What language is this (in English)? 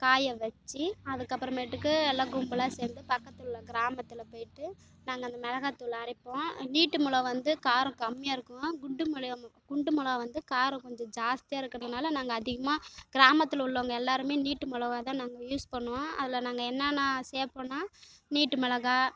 Tamil